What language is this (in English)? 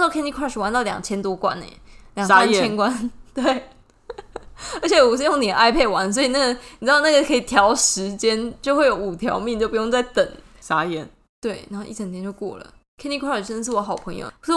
Chinese